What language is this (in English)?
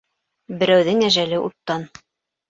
Bashkir